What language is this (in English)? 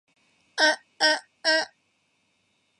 Thai